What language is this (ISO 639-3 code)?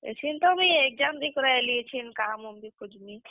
ori